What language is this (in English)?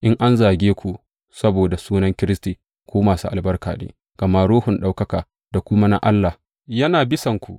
Hausa